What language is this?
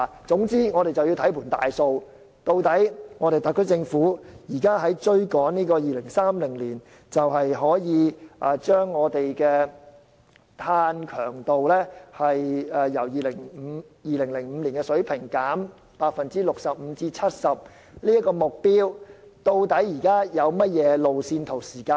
Cantonese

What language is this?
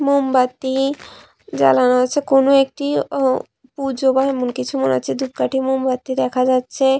Bangla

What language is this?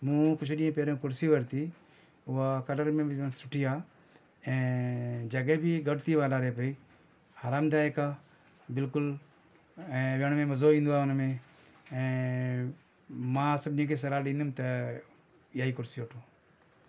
Sindhi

